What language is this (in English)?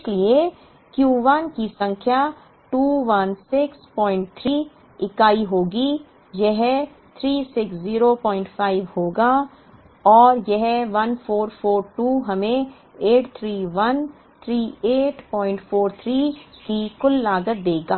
Hindi